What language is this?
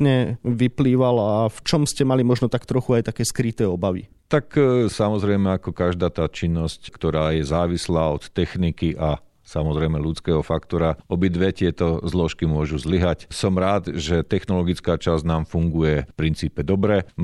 Slovak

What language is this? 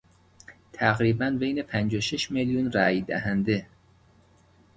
Persian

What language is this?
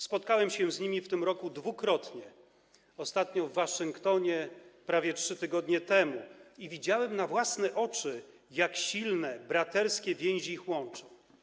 Polish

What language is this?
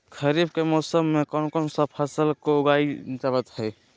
Magahi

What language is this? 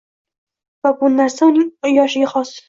Uzbek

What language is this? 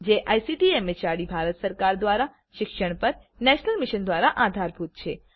Gujarati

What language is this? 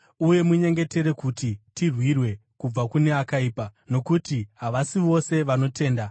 Shona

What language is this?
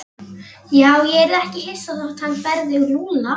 Icelandic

